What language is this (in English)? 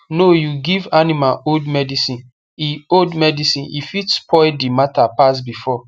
Nigerian Pidgin